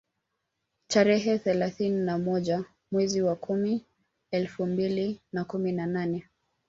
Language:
Swahili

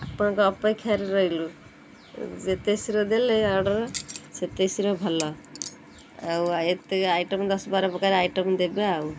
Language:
Odia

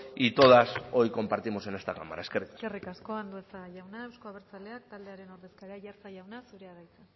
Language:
Basque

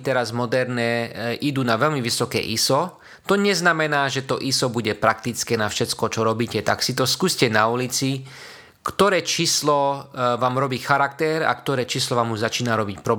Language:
Slovak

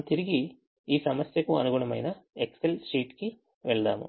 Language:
Telugu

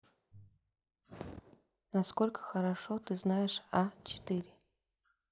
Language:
Russian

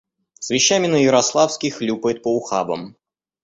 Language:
Russian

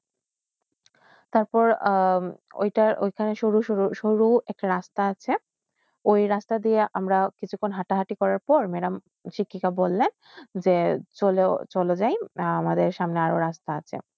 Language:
Bangla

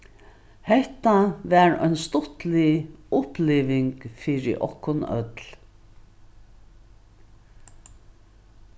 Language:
Faroese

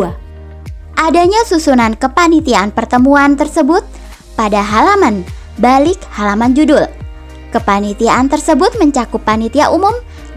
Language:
Indonesian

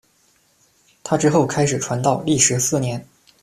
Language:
Chinese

